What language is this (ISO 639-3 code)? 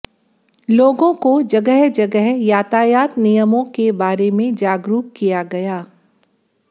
hin